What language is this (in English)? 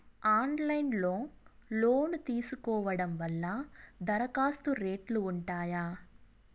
Telugu